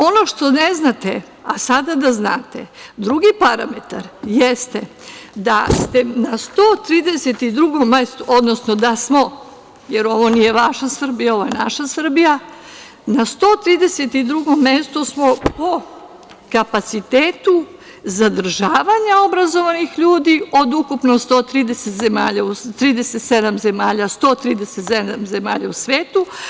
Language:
Serbian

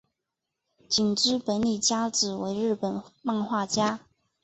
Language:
Chinese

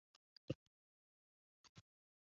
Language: Thai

